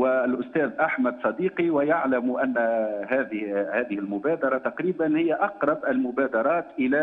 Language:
Arabic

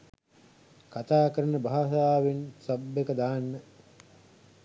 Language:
Sinhala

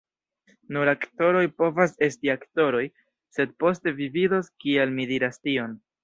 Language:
Esperanto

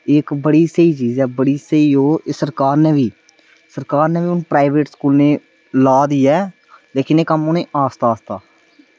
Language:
Dogri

